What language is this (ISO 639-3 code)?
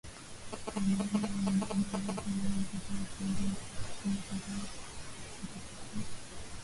swa